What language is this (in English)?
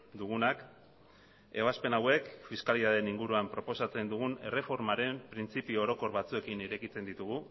Basque